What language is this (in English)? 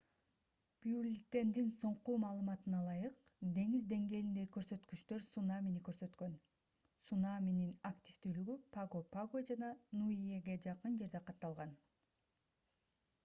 Kyrgyz